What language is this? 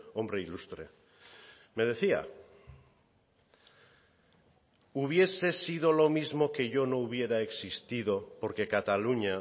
Spanish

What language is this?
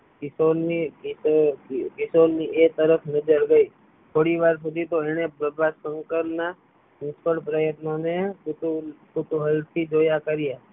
Gujarati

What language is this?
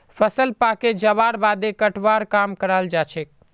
Magahi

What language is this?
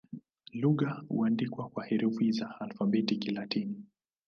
Swahili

